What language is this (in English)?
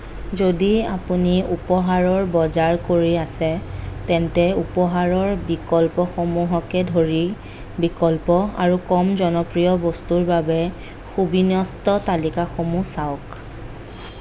Assamese